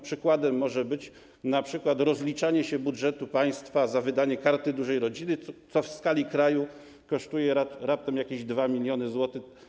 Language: Polish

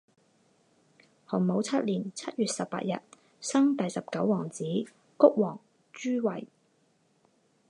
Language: Chinese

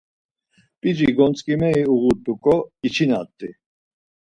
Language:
Laz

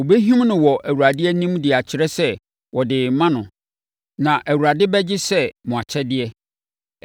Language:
Akan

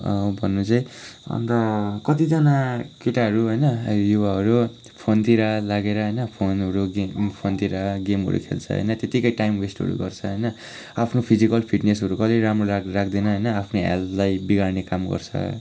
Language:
Nepali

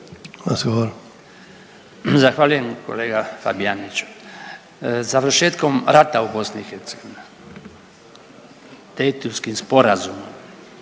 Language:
Croatian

